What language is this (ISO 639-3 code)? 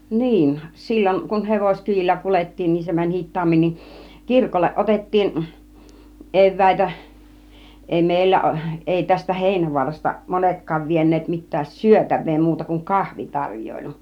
fin